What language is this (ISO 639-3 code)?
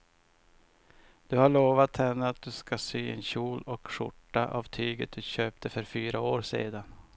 swe